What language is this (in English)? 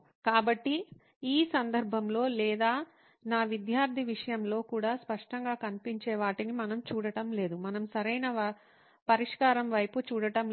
Telugu